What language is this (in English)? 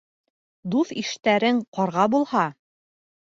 Bashkir